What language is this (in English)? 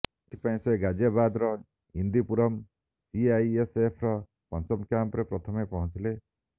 Odia